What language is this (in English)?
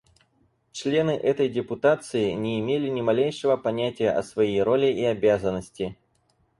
Russian